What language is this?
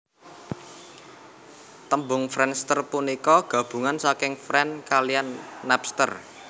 Javanese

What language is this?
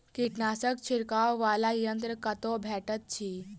Maithili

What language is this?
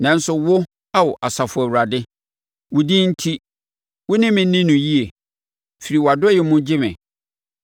Akan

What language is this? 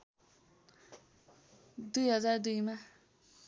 Nepali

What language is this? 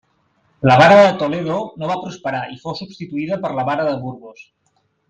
Catalan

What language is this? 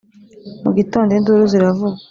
Kinyarwanda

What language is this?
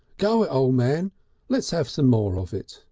English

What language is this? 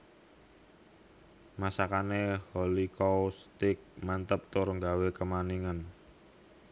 Javanese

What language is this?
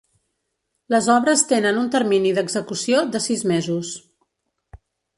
Catalan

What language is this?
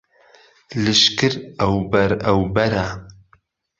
Central Kurdish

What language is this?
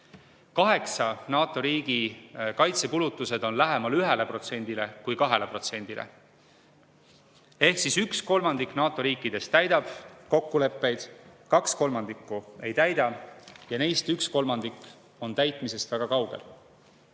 Estonian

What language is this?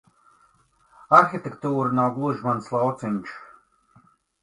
Latvian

